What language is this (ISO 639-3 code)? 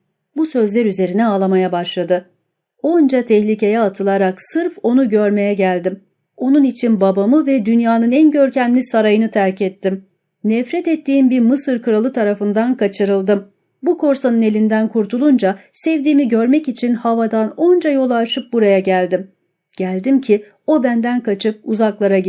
tur